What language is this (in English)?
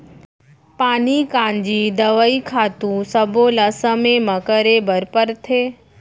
Chhattisgarhi